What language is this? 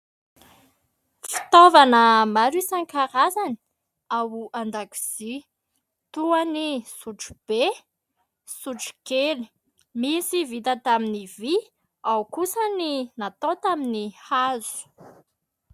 Malagasy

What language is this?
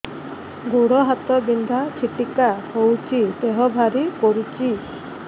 Odia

